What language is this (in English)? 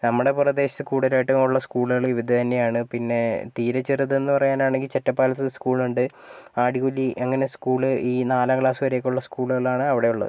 Malayalam